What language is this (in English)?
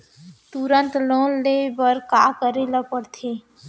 Chhattisgarhi